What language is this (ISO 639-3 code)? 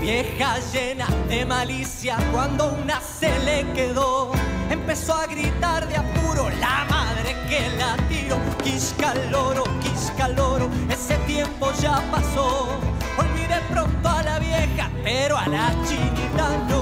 spa